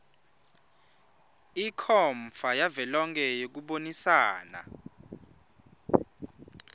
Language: Swati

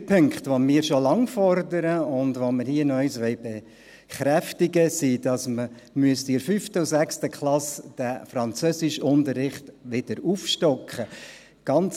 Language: Swiss German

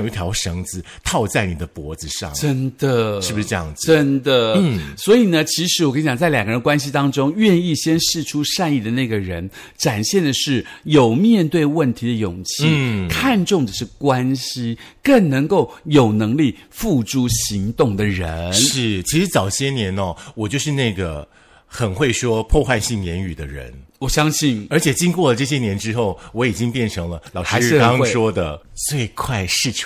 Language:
Chinese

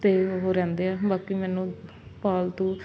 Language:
Punjabi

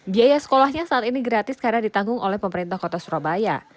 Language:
Indonesian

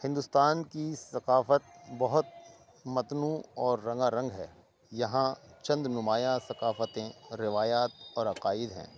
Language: Urdu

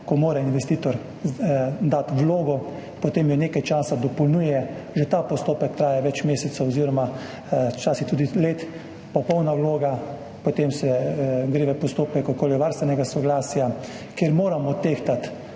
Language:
Slovenian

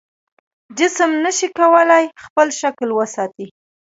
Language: Pashto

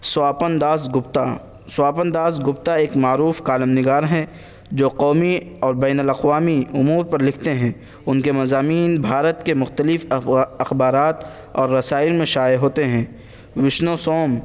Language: Urdu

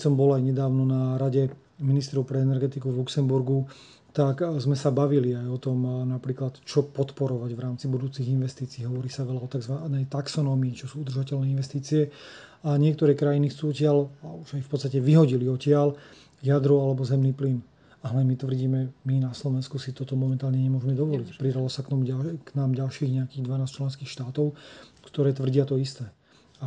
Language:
Slovak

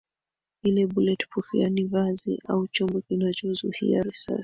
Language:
Swahili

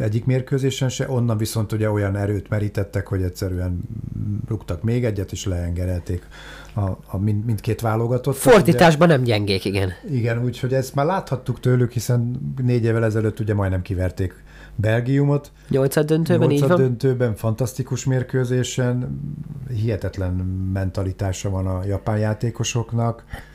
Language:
Hungarian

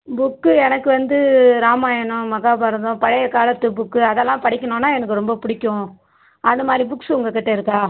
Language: Tamil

